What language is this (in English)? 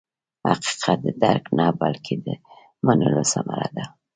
Pashto